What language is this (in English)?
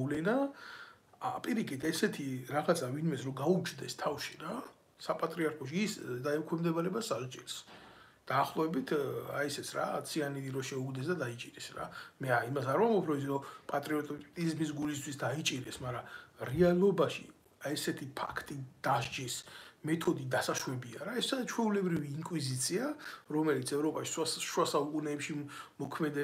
Romanian